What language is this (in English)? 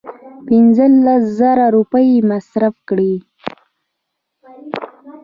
Pashto